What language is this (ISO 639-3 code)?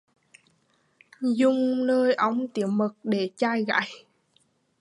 vie